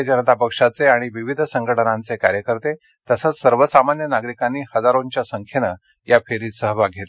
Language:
Marathi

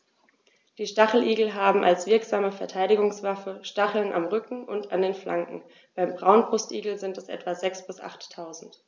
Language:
German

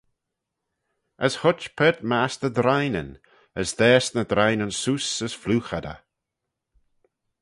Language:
Manx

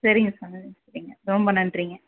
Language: Tamil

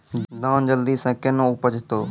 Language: Maithili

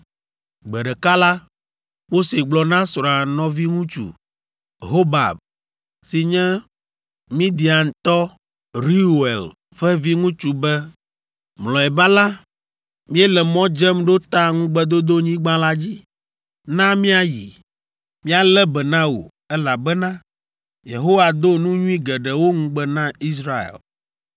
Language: Ewe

